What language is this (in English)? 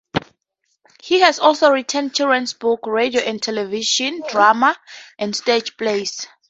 English